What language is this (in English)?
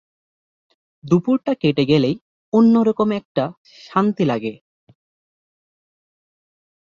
Bangla